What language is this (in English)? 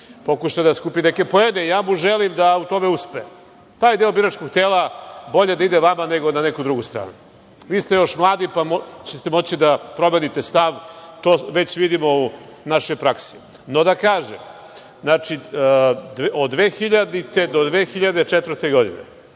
Serbian